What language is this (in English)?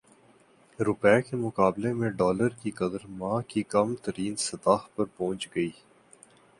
Urdu